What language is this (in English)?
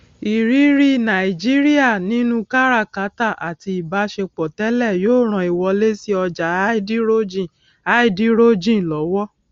Yoruba